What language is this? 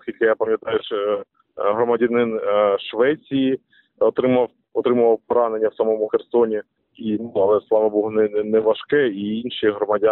Ukrainian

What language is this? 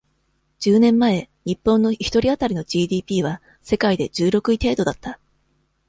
Japanese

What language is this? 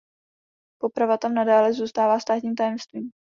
Czech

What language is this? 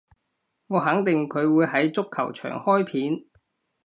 Cantonese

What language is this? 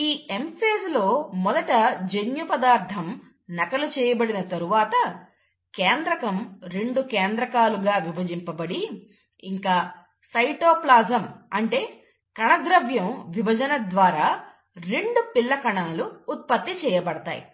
Telugu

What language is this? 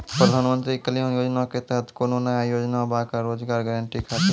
Maithili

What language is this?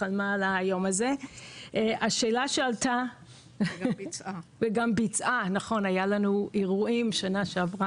Hebrew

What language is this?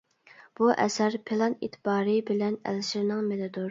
Uyghur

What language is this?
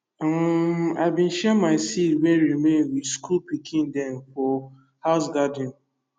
Nigerian Pidgin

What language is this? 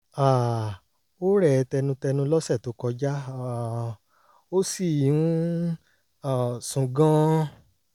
Yoruba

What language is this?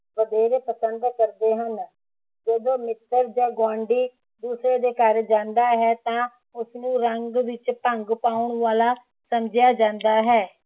Punjabi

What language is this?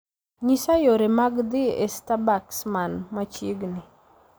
Luo (Kenya and Tanzania)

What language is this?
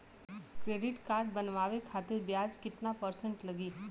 Bhojpuri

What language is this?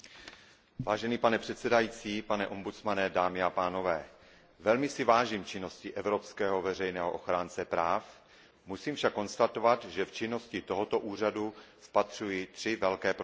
Czech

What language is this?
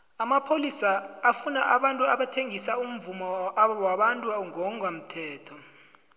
South Ndebele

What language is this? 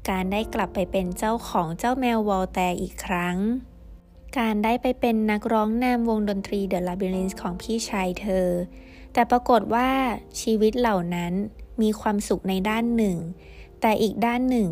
Thai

